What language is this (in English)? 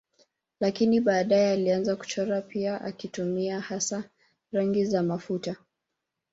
Swahili